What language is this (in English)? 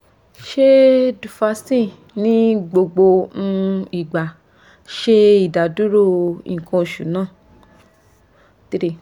Yoruba